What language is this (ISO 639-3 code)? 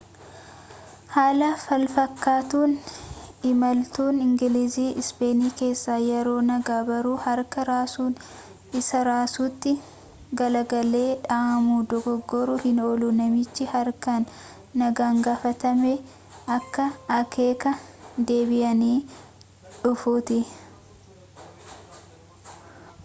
orm